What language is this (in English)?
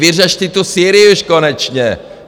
Czech